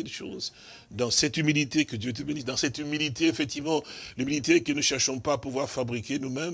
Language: French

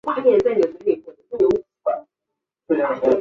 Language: Chinese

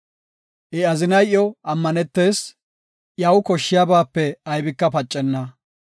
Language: Gofa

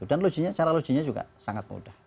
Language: Indonesian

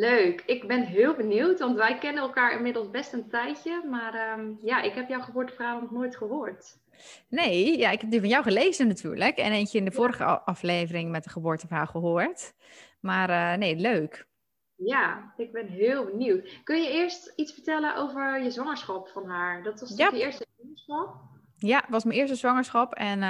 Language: Dutch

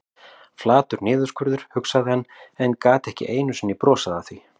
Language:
Icelandic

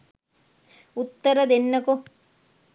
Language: Sinhala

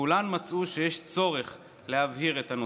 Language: Hebrew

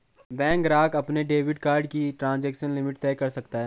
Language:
Hindi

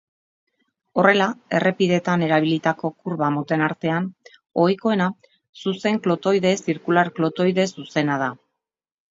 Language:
Basque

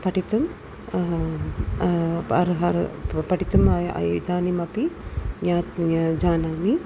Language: Sanskrit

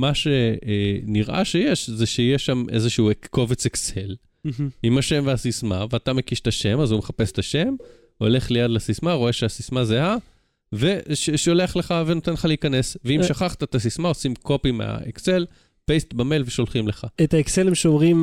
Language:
Hebrew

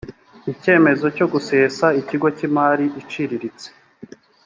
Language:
Kinyarwanda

